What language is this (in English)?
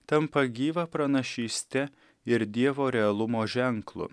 Lithuanian